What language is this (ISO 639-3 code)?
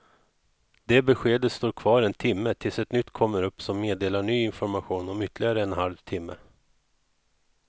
swe